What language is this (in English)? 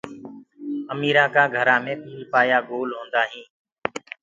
Gurgula